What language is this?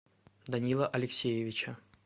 Russian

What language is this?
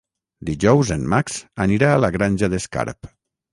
Catalan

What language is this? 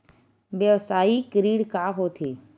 Chhattisgarhi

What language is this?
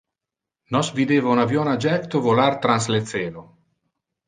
Interlingua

